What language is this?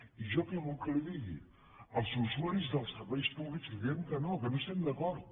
Catalan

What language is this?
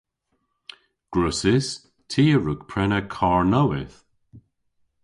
Cornish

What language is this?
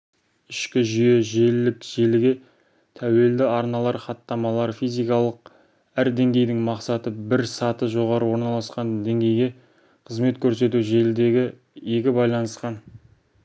Kazakh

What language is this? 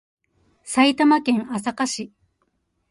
Japanese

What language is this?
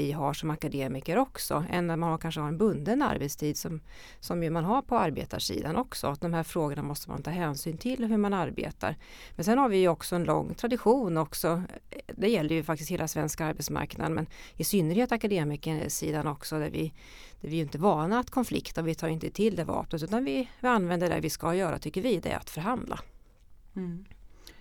Swedish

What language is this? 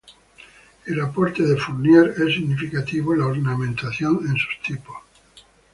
Spanish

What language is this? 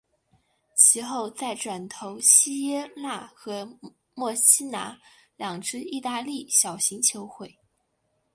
Chinese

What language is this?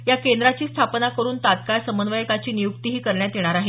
Marathi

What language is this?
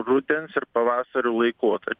Lithuanian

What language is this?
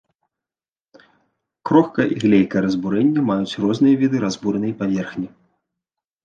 Belarusian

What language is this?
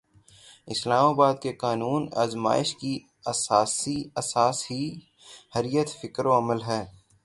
Urdu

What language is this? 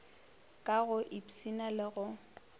Northern Sotho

